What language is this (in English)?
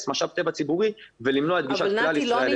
Hebrew